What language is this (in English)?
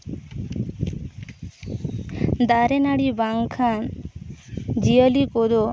Santali